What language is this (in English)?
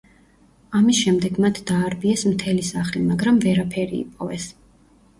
Georgian